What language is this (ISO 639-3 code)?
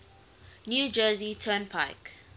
eng